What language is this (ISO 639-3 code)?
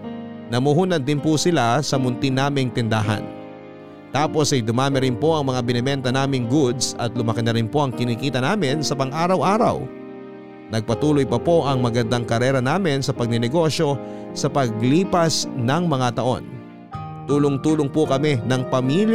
fil